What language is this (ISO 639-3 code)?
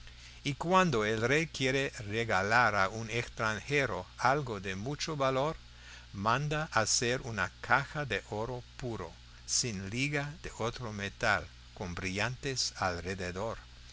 spa